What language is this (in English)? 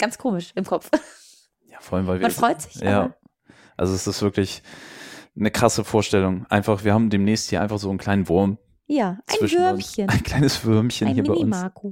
German